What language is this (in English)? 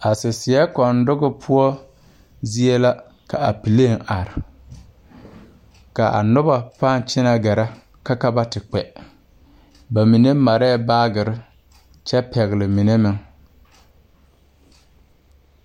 Southern Dagaare